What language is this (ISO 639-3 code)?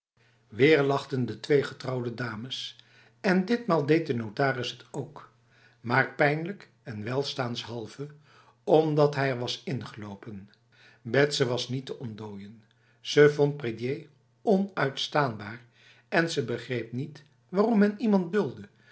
nld